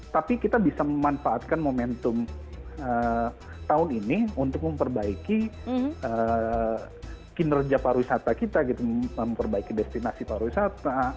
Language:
Indonesian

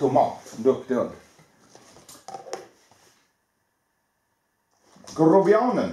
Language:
Swedish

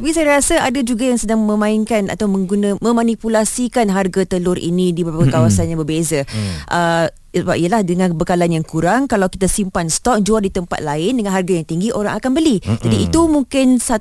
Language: Malay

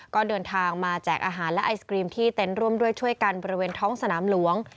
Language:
Thai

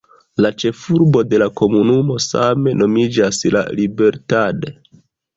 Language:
Esperanto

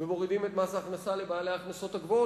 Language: Hebrew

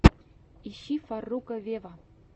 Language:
Russian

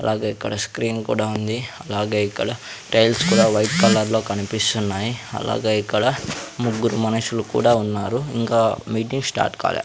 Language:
Telugu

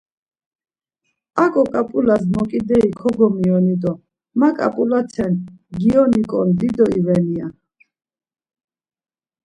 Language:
Laz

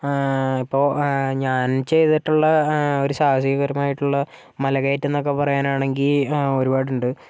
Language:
Malayalam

